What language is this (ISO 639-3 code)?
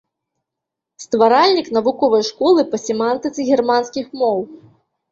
bel